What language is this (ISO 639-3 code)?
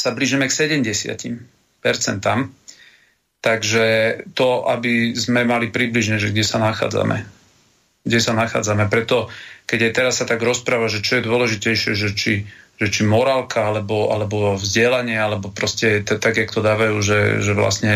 slk